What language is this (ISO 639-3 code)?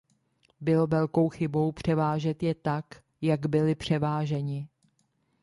ces